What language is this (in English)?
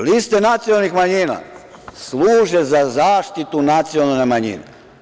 Serbian